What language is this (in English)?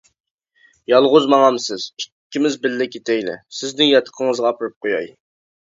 Uyghur